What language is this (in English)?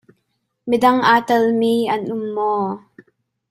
Hakha Chin